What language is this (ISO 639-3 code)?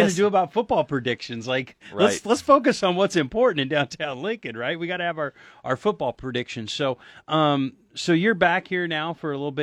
eng